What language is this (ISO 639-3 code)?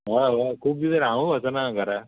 kok